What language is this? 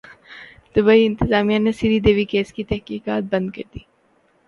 Urdu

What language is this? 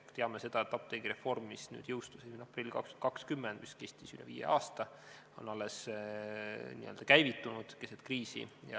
Estonian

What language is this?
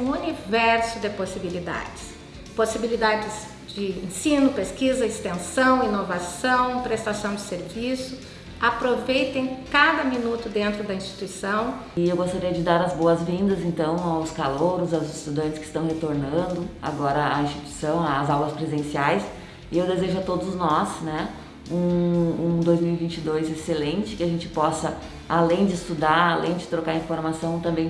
Portuguese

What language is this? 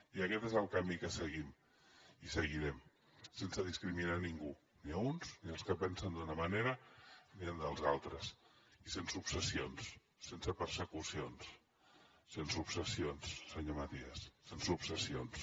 Catalan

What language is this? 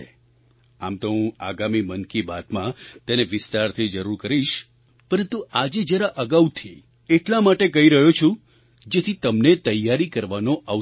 Gujarati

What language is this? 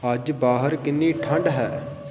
Punjabi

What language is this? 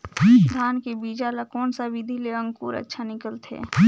Chhattisgarhi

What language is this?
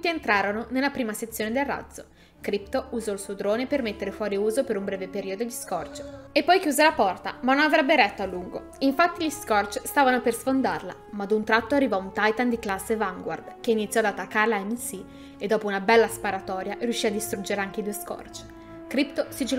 Italian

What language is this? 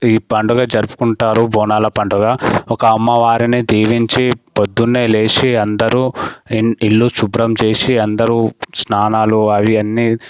Telugu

